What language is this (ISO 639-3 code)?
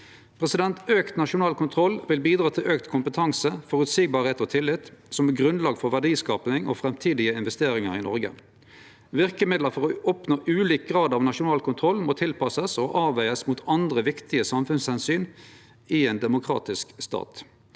nor